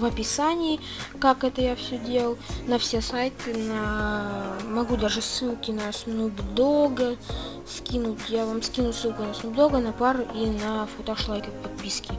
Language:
Russian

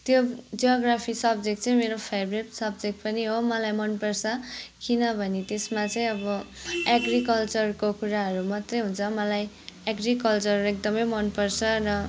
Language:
Nepali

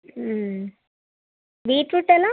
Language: Telugu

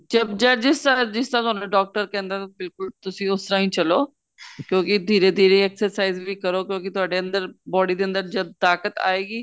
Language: Punjabi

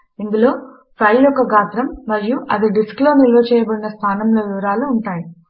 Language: Telugu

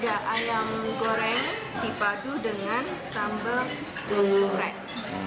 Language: Indonesian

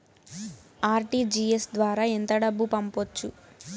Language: Telugu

